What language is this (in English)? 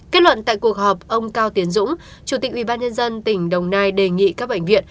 Vietnamese